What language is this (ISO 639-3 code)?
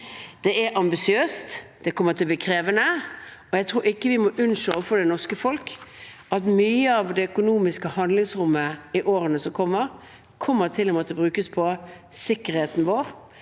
nor